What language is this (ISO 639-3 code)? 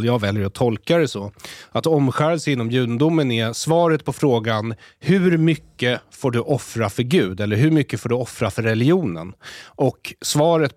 swe